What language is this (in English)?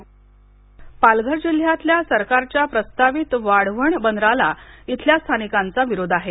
Marathi